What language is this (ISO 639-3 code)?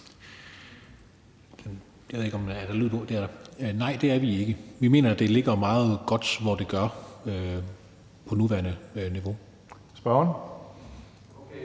dan